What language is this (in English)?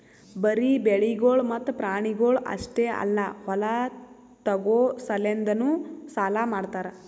Kannada